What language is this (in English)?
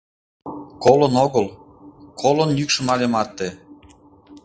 Mari